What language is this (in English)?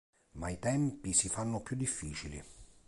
Italian